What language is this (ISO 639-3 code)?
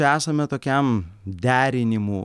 lit